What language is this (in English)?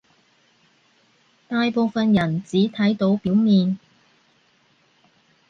Cantonese